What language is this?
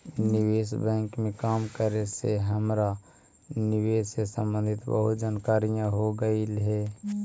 Magahi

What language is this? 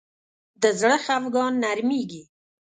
Pashto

